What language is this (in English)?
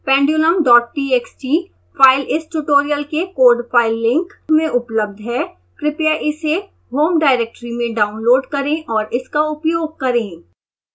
Hindi